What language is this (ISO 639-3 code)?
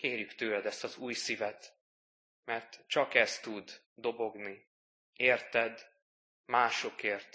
hun